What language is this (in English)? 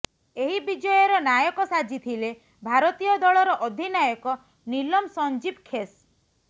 Odia